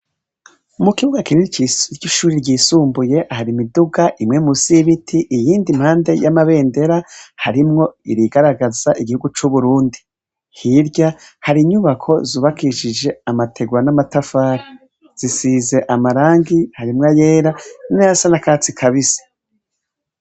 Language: Rundi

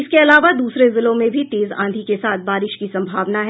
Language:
Hindi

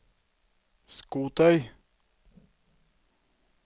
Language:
Norwegian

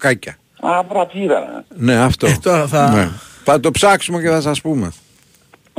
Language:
Greek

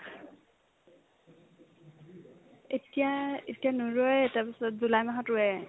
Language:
Assamese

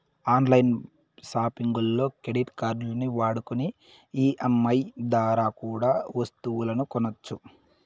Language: Telugu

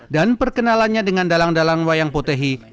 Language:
Indonesian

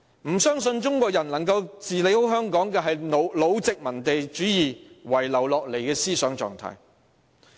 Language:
Cantonese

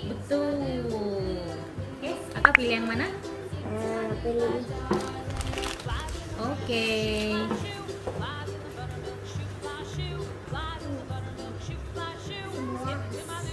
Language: Indonesian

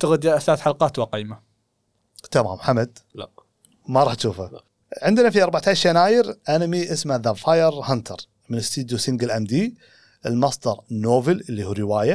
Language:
Arabic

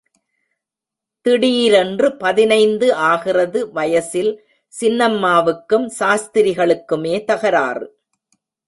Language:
Tamil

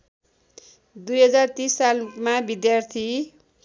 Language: Nepali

